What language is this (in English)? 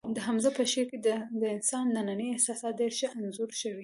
Pashto